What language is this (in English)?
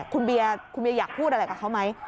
Thai